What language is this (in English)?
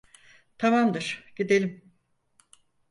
Turkish